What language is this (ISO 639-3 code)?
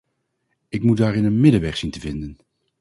nld